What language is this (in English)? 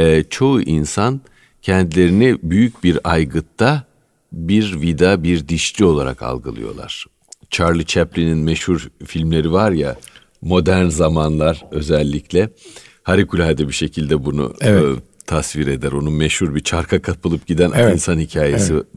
Turkish